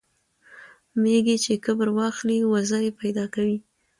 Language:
Pashto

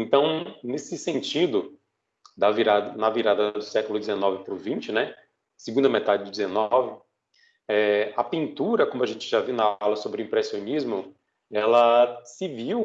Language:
Portuguese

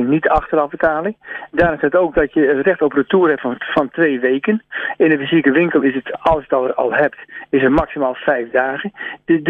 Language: Dutch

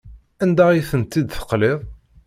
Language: Kabyle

